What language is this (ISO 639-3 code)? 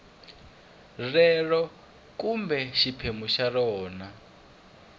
tso